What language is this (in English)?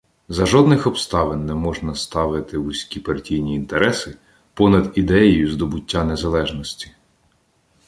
Ukrainian